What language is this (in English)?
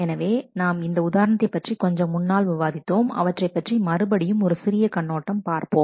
Tamil